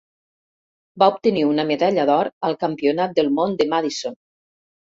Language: Catalan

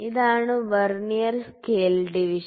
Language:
Malayalam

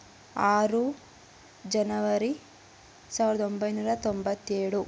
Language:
Kannada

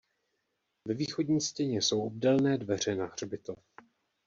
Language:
Czech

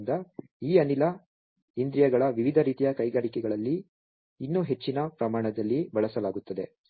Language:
Kannada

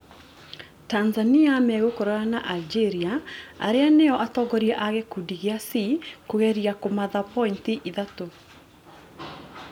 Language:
Kikuyu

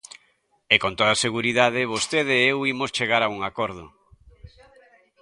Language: Galician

